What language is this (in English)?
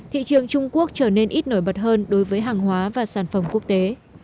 Vietnamese